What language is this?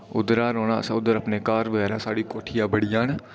Dogri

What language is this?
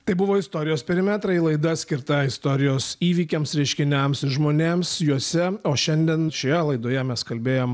Lithuanian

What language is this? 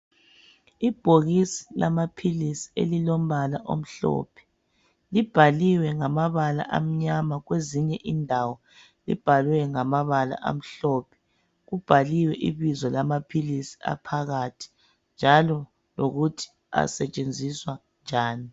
North Ndebele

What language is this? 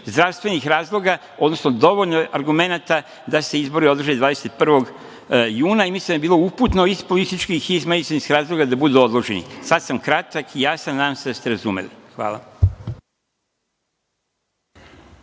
Serbian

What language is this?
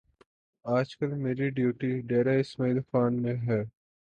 Urdu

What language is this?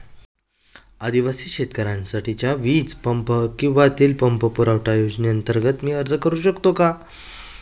Marathi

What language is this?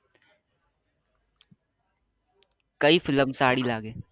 Gujarati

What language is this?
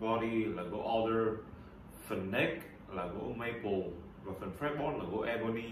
Vietnamese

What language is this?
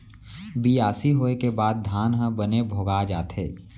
Chhattisgarhi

